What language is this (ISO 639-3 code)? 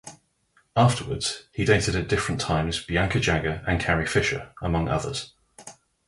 eng